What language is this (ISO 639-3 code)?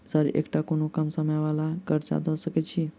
mai